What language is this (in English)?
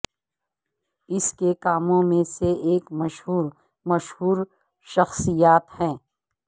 Urdu